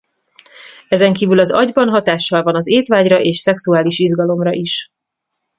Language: Hungarian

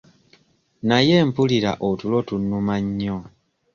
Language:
Ganda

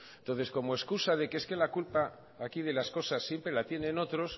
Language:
Spanish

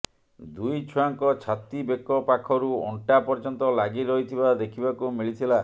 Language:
Odia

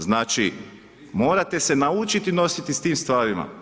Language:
Croatian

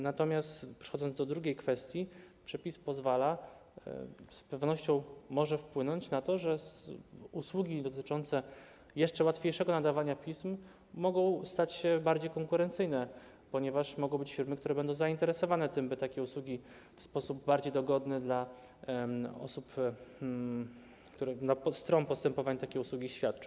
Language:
Polish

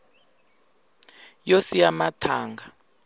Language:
Tsonga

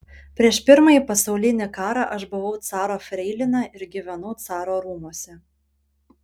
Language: Lithuanian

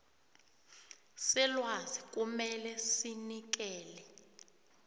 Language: South Ndebele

